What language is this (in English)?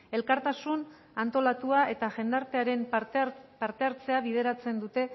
Basque